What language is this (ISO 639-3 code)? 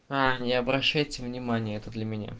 rus